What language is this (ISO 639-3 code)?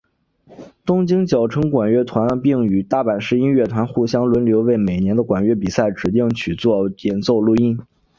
zho